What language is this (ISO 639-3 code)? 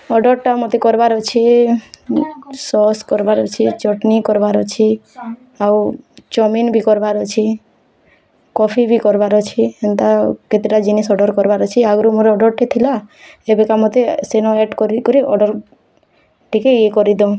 ori